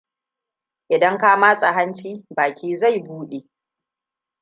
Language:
Hausa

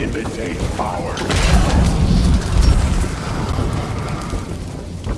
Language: Indonesian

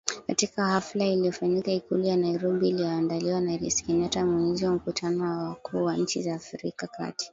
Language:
Swahili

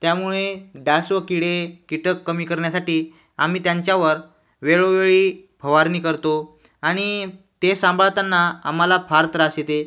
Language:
Marathi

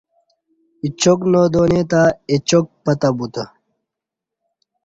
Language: Kati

